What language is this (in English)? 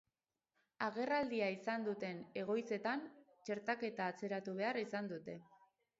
Basque